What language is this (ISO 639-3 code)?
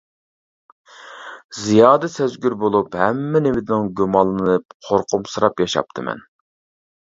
uig